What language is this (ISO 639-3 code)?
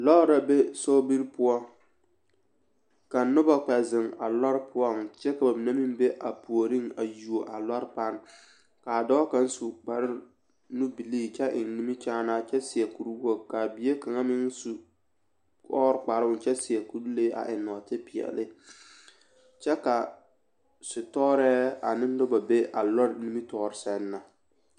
dga